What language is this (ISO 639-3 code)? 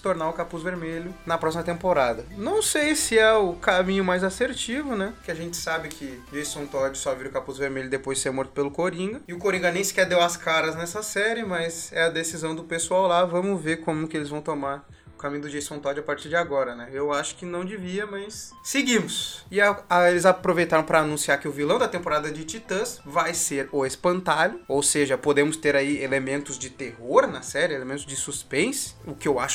por